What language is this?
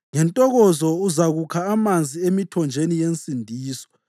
North Ndebele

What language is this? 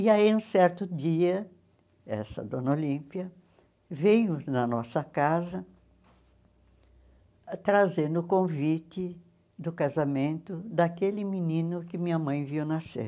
Portuguese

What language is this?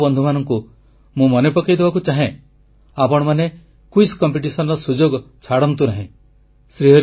Odia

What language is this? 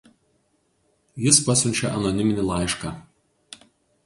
Lithuanian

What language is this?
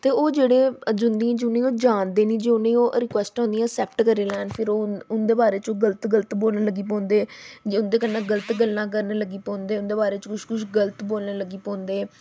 Dogri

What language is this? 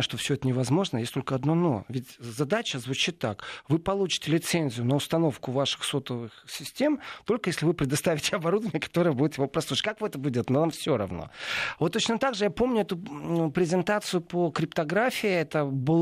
Russian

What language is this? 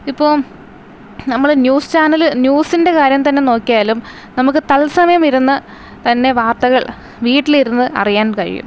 Malayalam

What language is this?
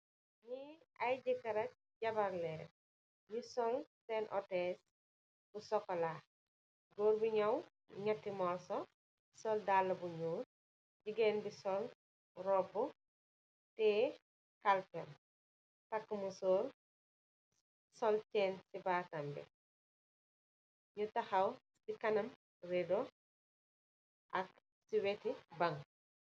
Wolof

